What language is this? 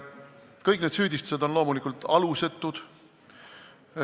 Estonian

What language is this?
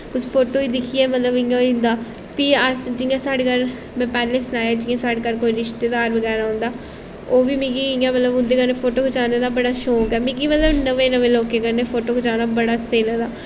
Dogri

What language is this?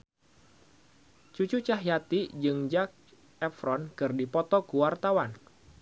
Sundanese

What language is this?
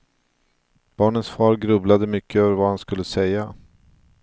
Swedish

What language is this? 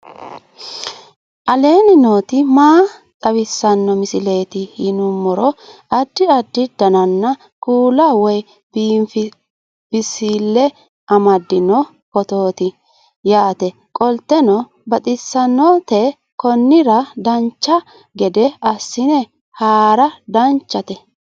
Sidamo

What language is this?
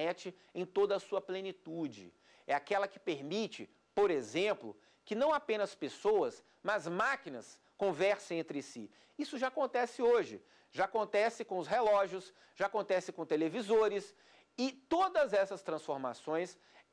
Portuguese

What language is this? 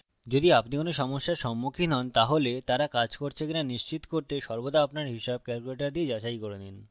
Bangla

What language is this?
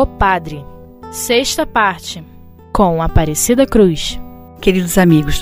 Portuguese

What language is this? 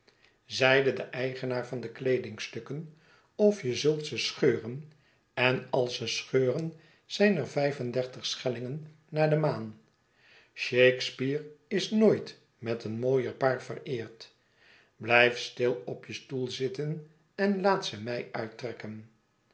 Dutch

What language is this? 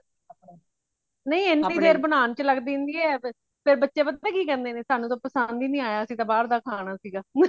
Punjabi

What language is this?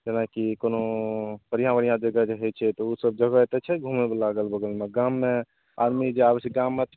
Maithili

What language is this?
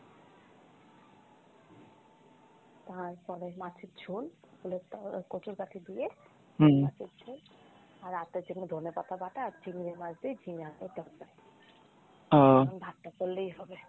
Bangla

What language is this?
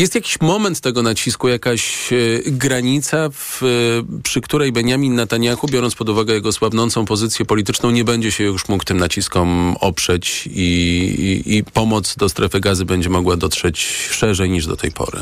Polish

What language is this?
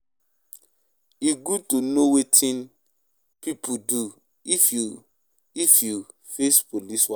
Nigerian Pidgin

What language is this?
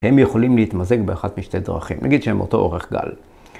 Hebrew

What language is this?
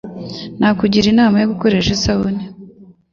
Kinyarwanda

